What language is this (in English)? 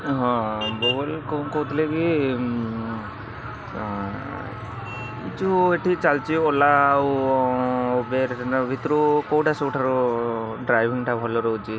Odia